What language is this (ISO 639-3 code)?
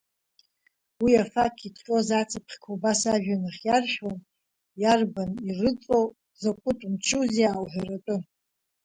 abk